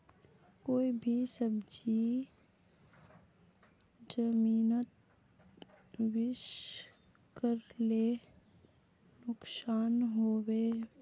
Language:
Magahi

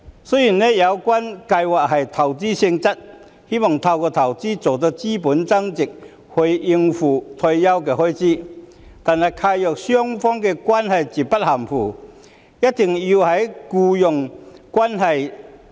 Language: Cantonese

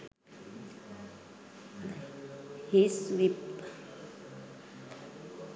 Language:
Sinhala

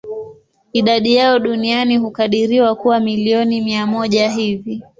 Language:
Swahili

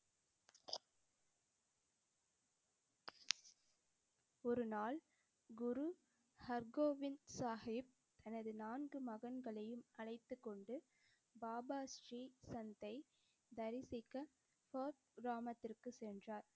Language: Tamil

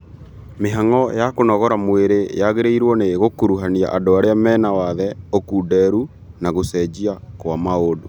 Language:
Kikuyu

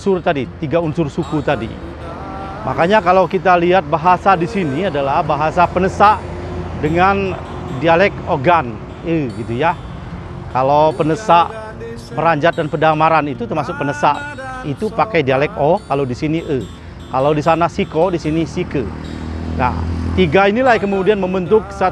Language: Indonesian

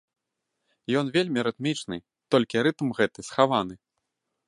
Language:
Belarusian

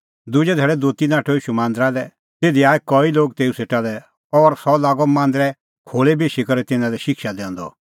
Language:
Kullu Pahari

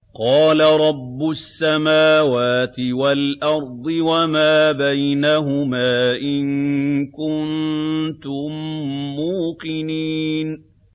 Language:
Arabic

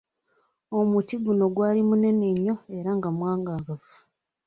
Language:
Ganda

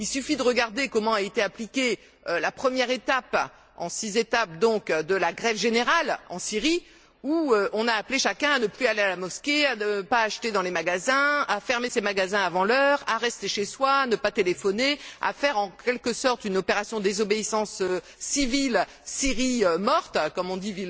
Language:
French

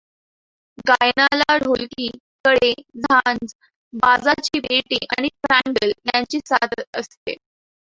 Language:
Marathi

